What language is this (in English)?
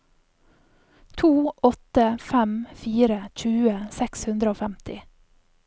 Norwegian